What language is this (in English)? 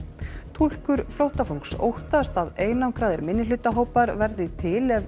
Icelandic